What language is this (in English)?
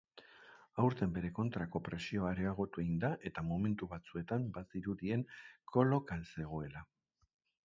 Basque